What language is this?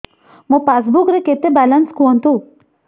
Odia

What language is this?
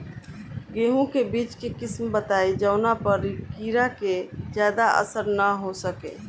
Bhojpuri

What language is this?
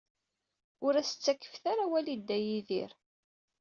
Kabyle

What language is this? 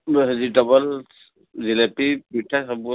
Odia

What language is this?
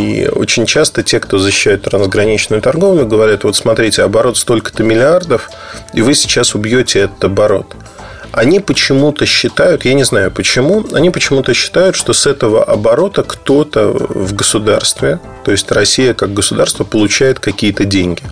Russian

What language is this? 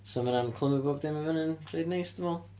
Welsh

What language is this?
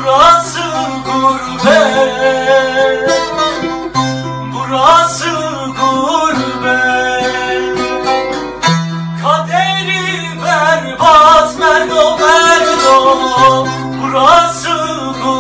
Korean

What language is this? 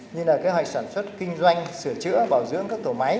Vietnamese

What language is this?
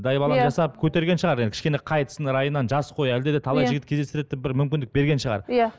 Kazakh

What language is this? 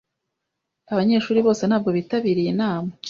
Kinyarwanda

